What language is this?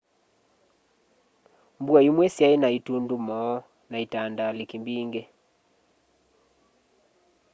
Kamba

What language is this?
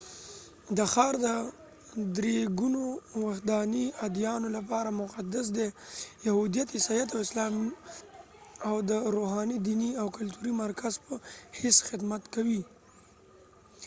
Pashto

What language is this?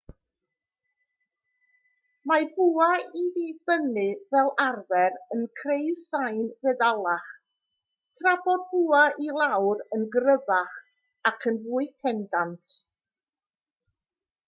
Welsh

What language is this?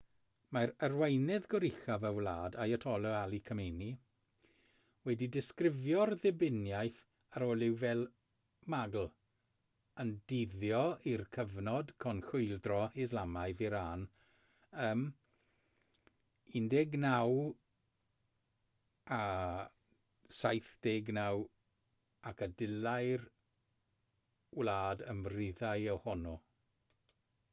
Welsh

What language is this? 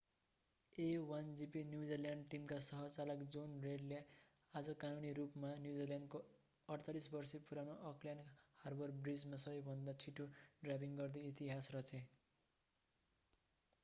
Nepali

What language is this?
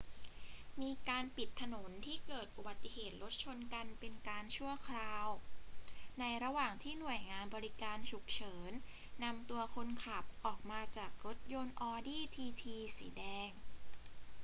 Thai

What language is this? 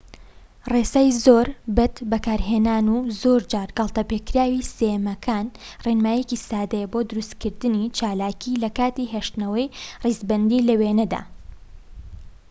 Central Kurdish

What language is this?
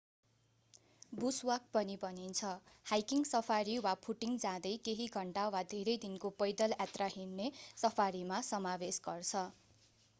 Nepali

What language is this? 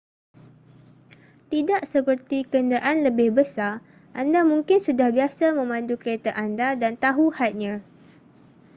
Malay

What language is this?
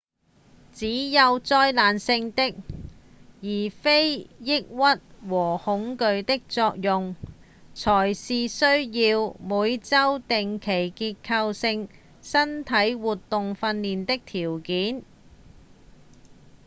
Cantonese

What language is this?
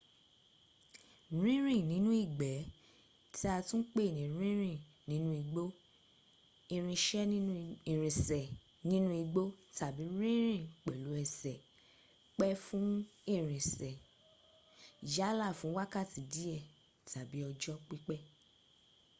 Yoruba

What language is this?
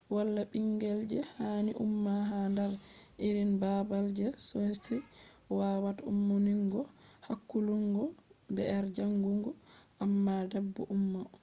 Fula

